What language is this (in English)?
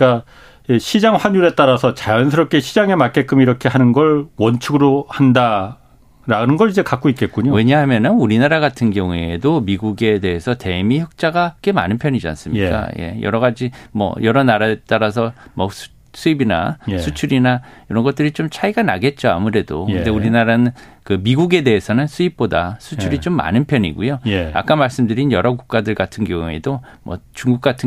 Korean